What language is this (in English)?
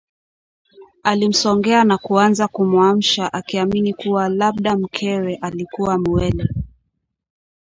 Swahili